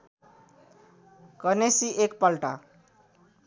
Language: Nepali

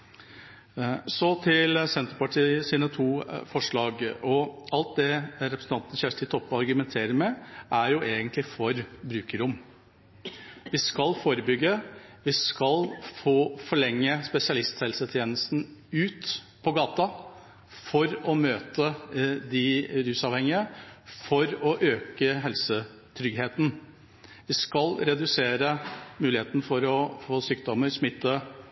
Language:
Norwegian Bokmål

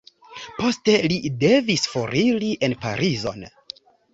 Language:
Esperanto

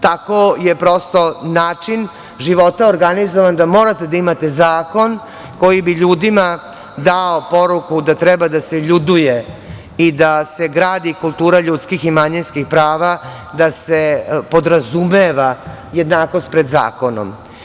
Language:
Serbian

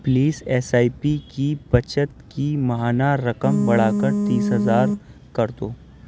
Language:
Urdu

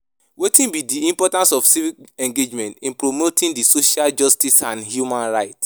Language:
Nigerian Pidgin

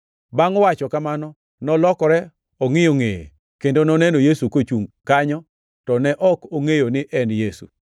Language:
Luo (Kenya and Tanzania)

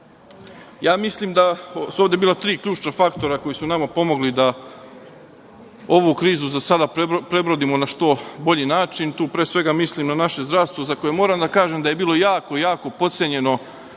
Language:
Serbian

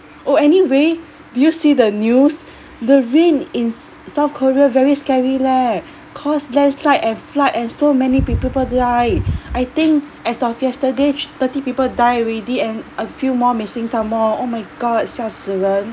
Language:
English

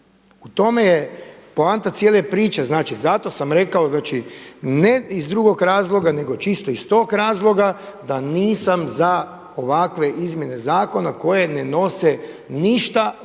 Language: Croatian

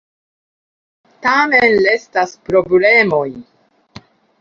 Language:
Esperanto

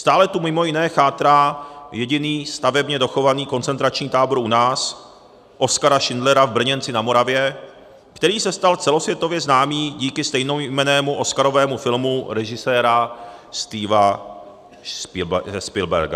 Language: Czech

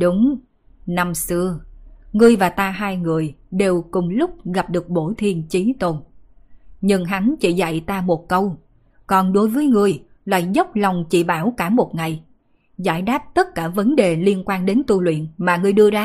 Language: Vietnamese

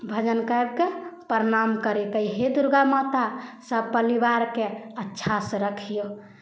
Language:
Maithili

